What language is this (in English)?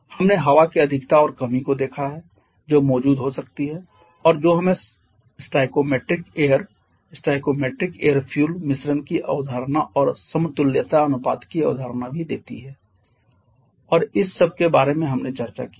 Hindi